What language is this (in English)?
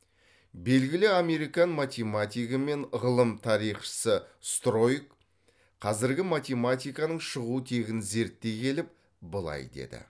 Kazakh